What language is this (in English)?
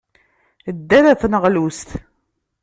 Kabyle